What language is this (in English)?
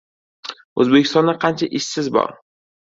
Uzbek